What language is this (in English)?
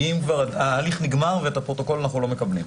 Hebrew